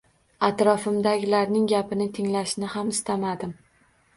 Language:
Uzbek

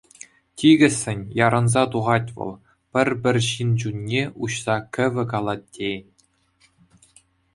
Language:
Chuvash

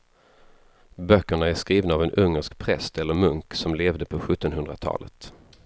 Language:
Swedish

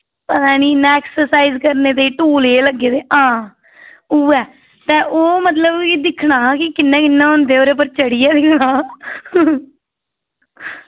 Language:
Dogri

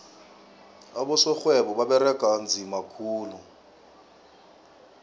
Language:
South Ndebele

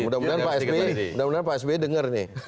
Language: Indonesian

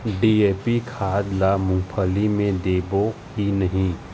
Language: Chhattisgarhi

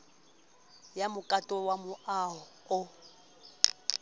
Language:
Southern Sotho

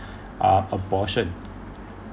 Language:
English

